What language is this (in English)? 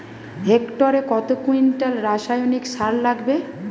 Bangla